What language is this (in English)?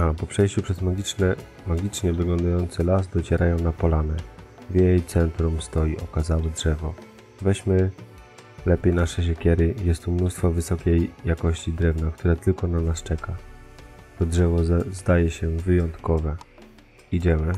Polish